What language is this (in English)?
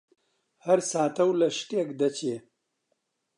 Central Kurdish